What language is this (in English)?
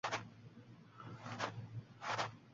Uzbek